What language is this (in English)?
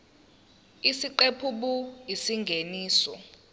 Zulu